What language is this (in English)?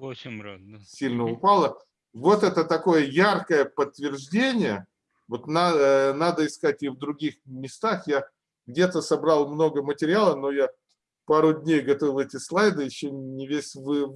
Russian